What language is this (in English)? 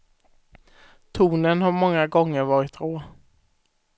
Swedish